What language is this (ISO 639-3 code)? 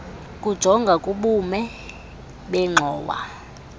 xho